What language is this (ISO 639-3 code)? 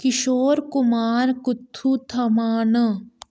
doi